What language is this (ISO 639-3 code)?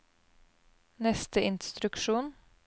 nor